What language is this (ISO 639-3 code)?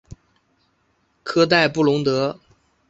zho